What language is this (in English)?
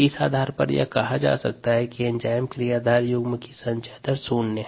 Hindi